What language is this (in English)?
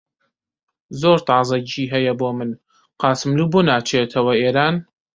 Central Kurdish